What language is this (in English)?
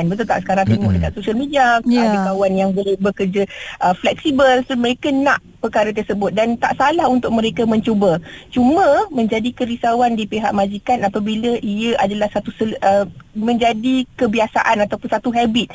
Malay